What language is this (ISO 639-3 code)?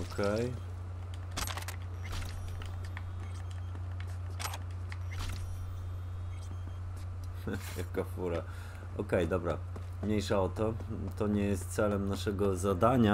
pol